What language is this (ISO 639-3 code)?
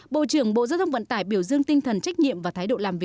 vie